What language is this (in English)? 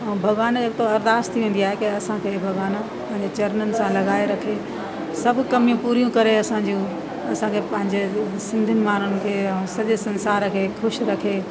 Sindhi